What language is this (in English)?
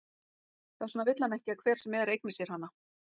Icelandic